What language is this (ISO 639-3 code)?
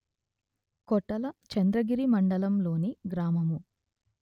tel